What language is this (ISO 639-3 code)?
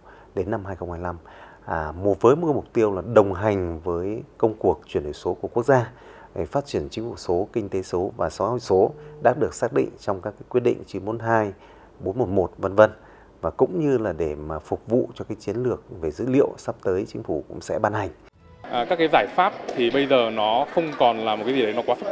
vie